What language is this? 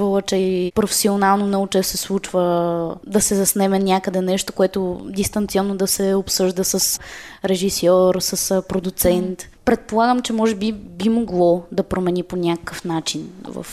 Bulgarian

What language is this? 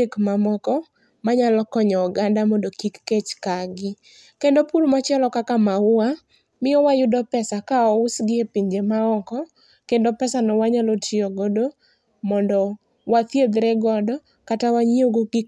Luo (Kenya and Tanzania)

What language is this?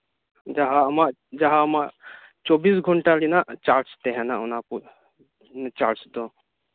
Santali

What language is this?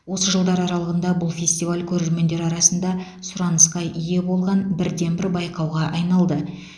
Kazakh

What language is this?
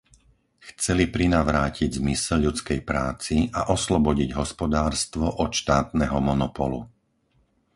Slovak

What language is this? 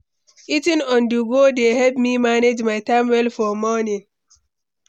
Nigerian Pidgin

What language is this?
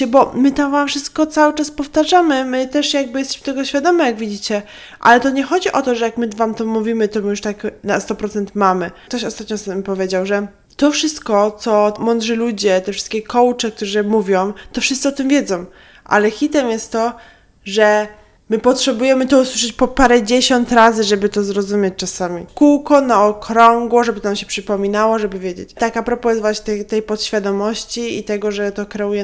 Polish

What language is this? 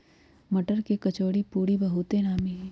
Magahi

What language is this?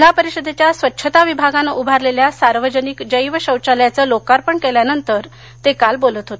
Marathi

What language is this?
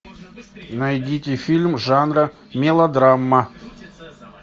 Russian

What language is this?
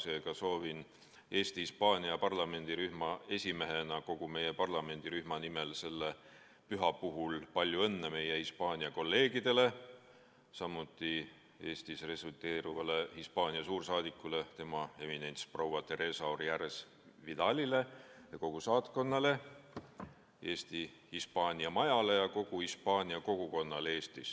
Estonian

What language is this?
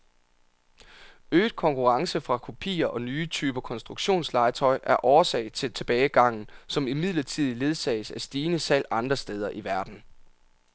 Danish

